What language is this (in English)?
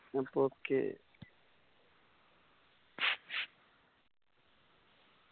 Malayalam